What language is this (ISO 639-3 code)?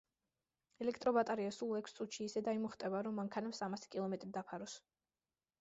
kat